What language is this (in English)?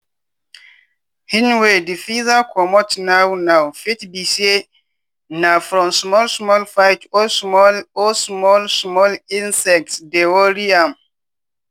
Nigerian Pidgin